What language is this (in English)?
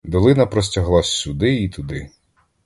Ukrainian